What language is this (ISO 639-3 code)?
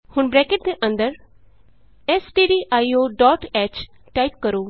pan